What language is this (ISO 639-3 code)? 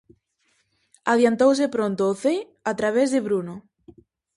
glg